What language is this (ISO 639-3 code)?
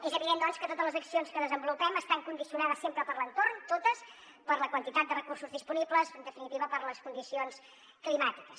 cat